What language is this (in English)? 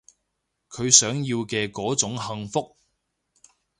Cantonese